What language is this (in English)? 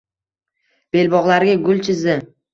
Uzbek